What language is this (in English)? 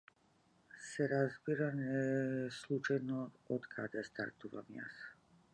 Macedonian